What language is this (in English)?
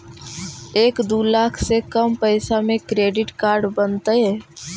Magahi